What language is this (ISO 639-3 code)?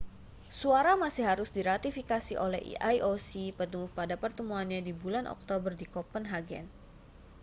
ind